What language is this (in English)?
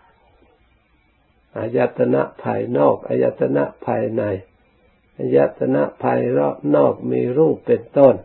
Thai